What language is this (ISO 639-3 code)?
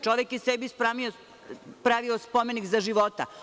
srp